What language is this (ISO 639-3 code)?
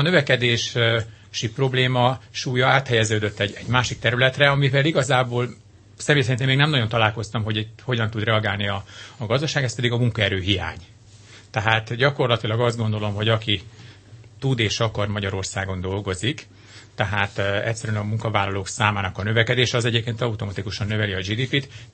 hun